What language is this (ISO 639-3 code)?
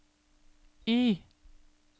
nor